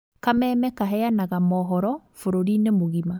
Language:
Kikuyu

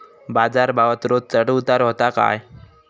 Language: Marathi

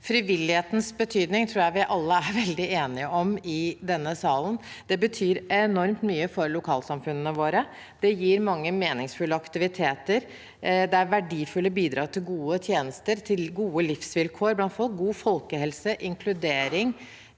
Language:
Norwegian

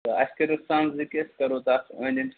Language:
Kashmiri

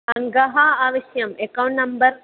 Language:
Sanskrit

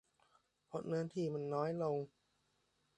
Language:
Thai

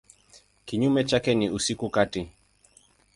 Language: Swahili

